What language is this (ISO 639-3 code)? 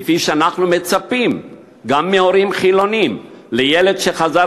heb